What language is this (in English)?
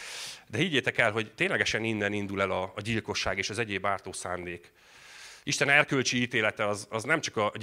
Hungarian